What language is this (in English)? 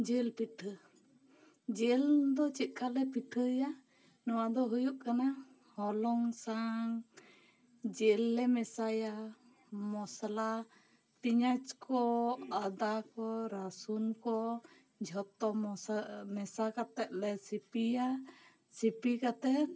Santali